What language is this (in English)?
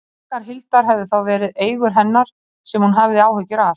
Icelandic